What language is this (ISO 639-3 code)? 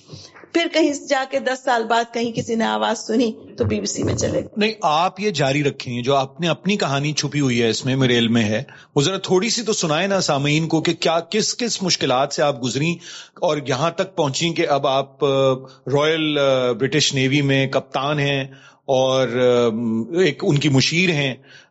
urd